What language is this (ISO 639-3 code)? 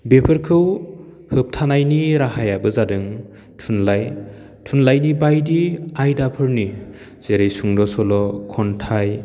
brx